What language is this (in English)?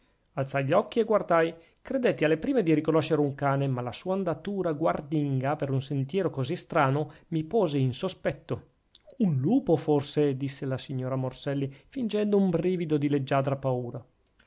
Italian